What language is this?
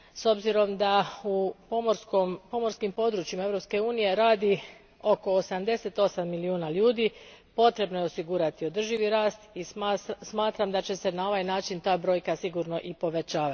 Croatian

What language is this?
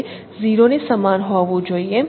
Gujarati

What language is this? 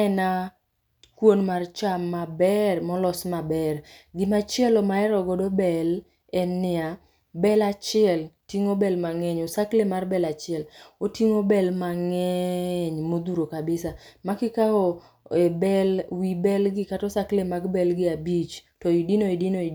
Luo (Kenya and Tanzania)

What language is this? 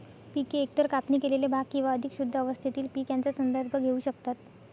Marathi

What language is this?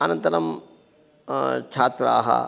Sanskrit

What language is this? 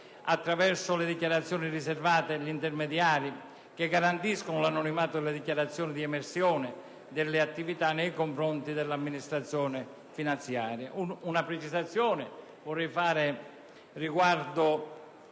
Italian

